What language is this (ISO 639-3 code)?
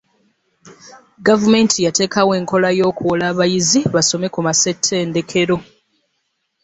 lug